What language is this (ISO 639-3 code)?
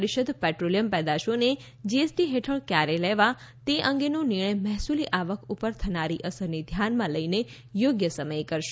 guj